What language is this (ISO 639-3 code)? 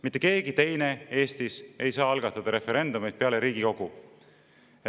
est